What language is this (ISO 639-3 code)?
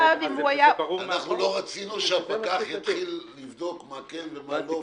heb